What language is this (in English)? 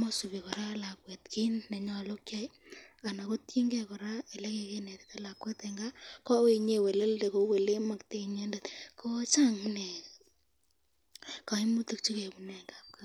Kalenjin